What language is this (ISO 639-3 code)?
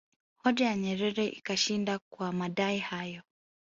swa